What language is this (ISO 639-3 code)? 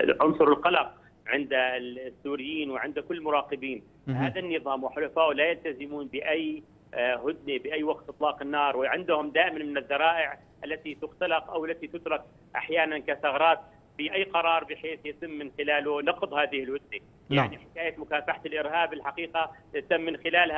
ara